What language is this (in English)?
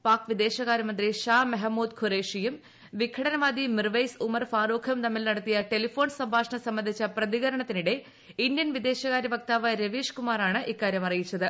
Malayalam